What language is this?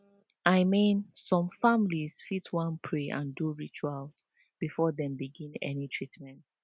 Nigerian Pidgin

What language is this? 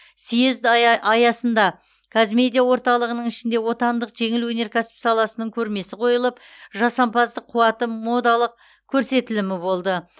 Kazakh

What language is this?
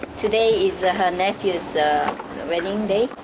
English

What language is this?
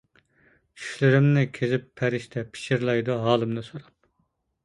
Uyghur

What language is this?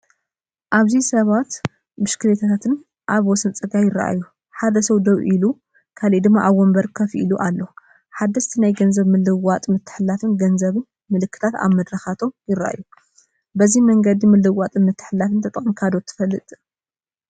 Tigrinya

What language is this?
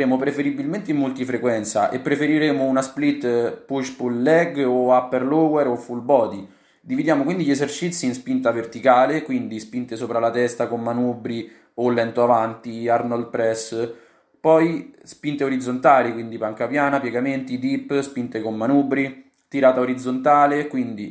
Italian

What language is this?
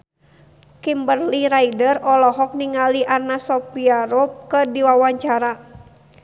Sundanese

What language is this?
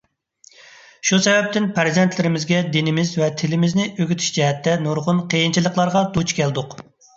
Uyghur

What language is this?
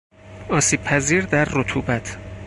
Persian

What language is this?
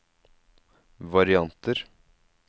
Norwegian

